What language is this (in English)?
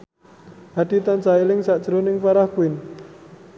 Javanese